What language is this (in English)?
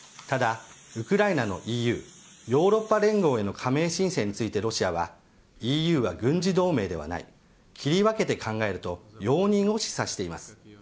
Japanese